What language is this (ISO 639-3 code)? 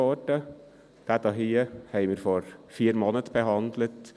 gsw